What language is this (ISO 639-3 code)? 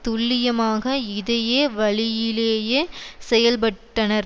tam